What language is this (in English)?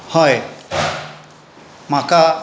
Konkani